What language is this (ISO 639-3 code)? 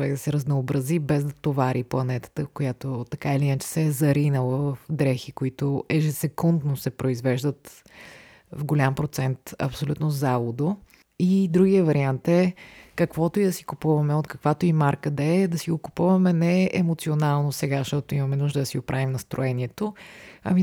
bul